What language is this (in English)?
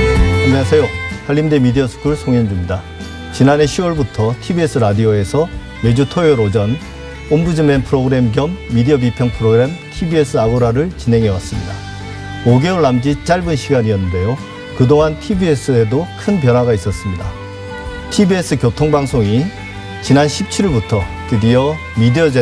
Korean